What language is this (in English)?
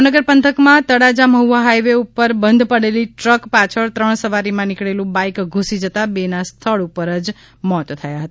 Gujarati